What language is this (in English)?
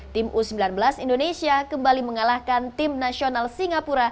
Indonesian